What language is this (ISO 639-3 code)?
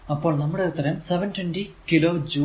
mal